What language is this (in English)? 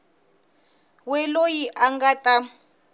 Tsonga